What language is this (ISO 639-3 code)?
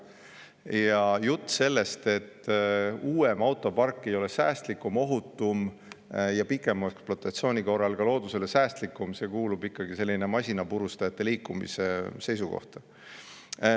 est